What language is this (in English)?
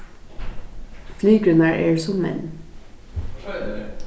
Faroese